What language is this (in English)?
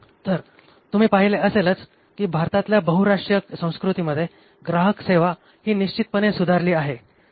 Marathi